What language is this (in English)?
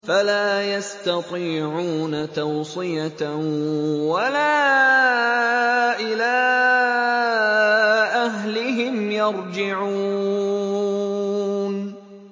Arabic